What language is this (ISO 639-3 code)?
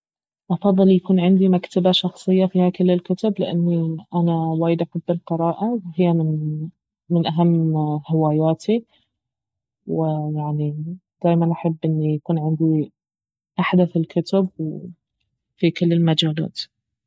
abv